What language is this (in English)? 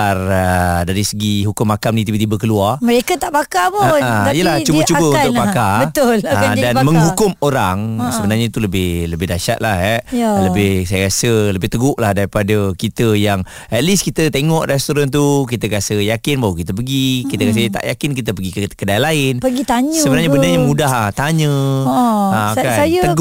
Malay